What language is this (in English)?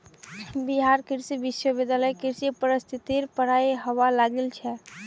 Magahi